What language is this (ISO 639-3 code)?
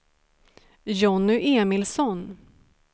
swe